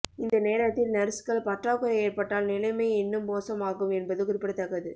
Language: Tamil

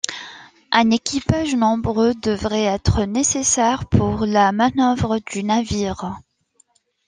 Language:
French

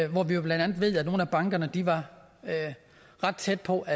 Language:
Danish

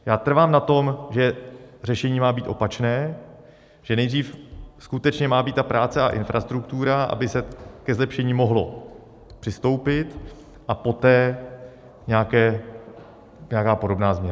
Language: Czech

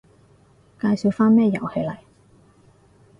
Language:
Cantonese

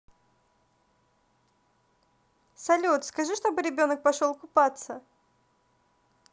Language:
Russian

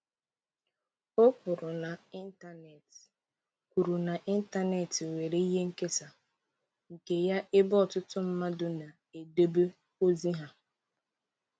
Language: Igbo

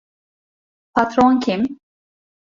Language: Turkish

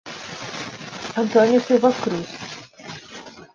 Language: Portuguese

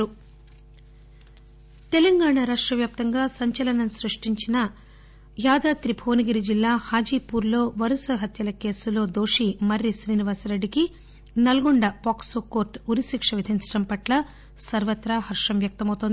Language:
Telugu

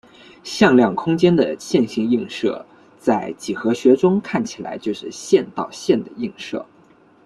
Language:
Chinese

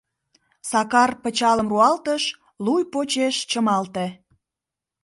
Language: Mari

